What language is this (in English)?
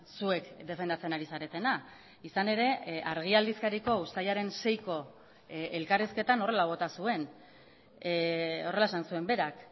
Basque